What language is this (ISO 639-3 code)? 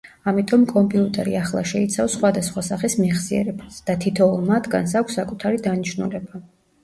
kat